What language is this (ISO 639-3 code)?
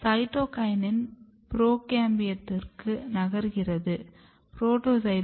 tam